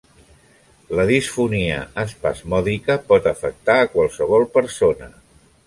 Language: Catalan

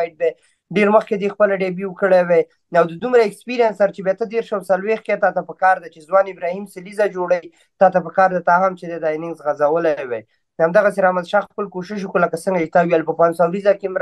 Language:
Romanian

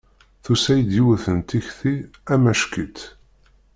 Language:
Kabyle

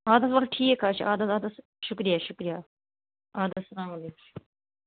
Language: Kashmiri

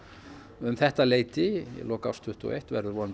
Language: Icelandic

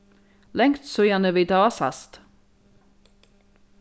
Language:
Faroese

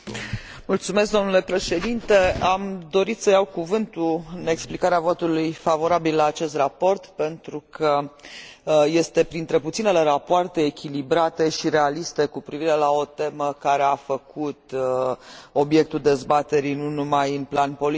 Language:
Romanian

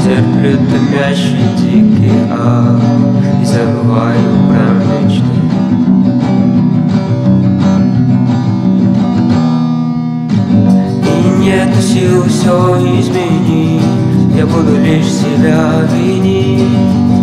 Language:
Russian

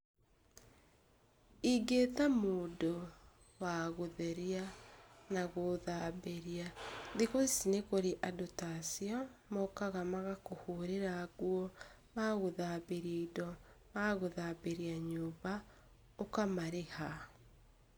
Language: Kikuyu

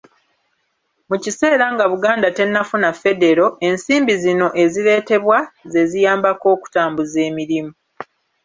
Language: Ganda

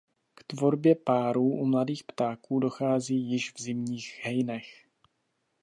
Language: Czech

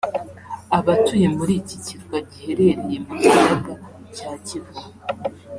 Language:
Kinyarwanda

